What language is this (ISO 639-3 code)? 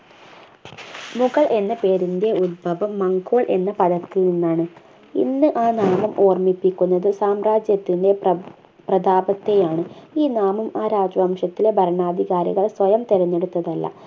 mal